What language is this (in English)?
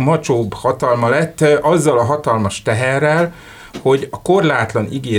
Hungarian